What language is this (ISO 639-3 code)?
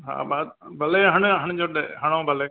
snd